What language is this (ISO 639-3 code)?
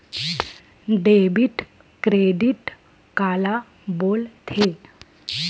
hne